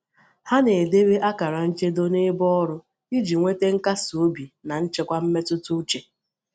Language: Igbo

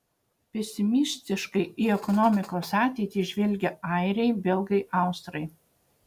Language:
Lithuanian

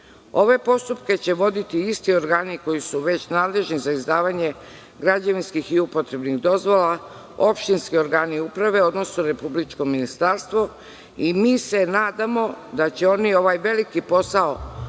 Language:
Serbian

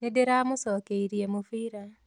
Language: Kikuyu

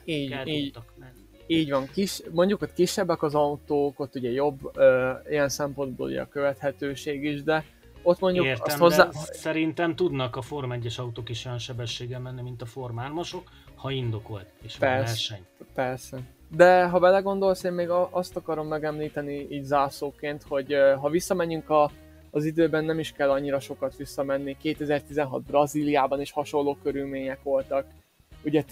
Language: Hungarian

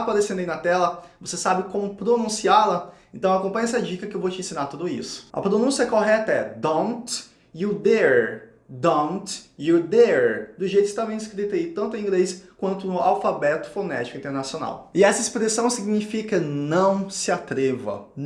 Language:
Portuguese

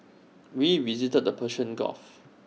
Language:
English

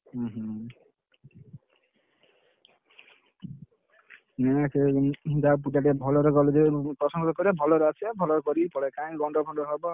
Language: Odia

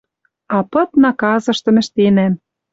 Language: Western Mari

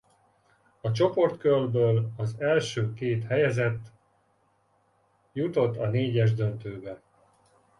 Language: Hungarian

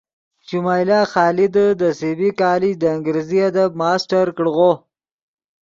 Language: Yidgha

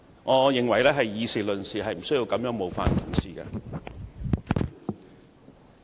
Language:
Cantonese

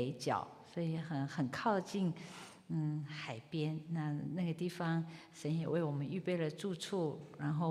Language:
Chinese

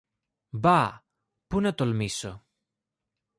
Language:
Greek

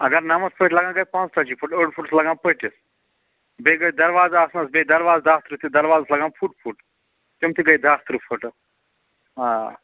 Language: Kashmiri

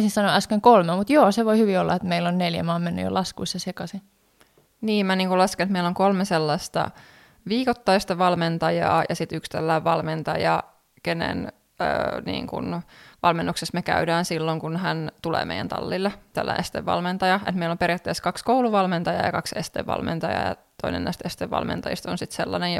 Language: Finnish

